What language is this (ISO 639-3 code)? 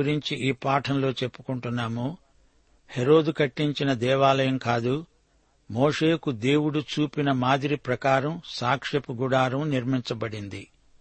tel